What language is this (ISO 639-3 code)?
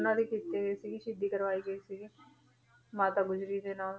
pan